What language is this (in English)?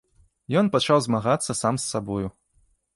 Belarusian